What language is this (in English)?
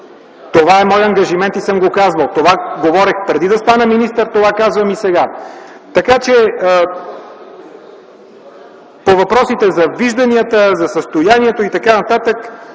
Bulgarian